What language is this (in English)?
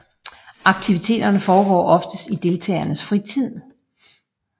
Danish